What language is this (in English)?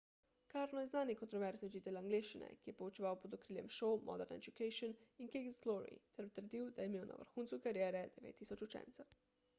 Slovenian